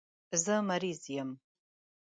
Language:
Pashto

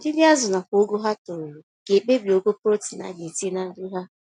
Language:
Igbo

